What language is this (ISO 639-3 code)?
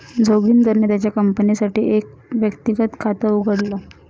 mar